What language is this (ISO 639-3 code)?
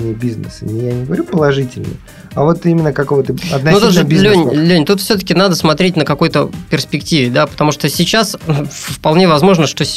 rus